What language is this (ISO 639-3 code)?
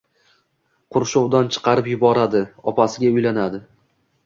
uzb